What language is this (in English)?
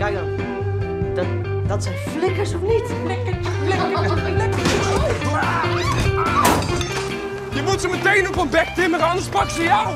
Dutch